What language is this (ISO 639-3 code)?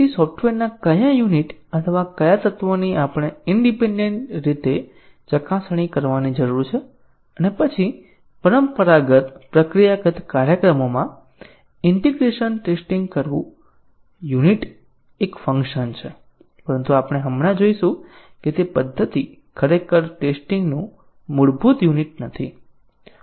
guj